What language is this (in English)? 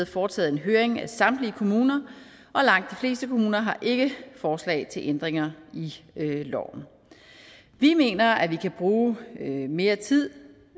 Danish